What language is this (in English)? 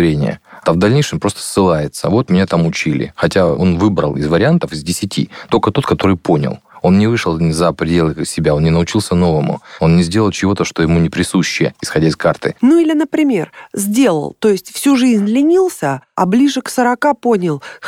Russian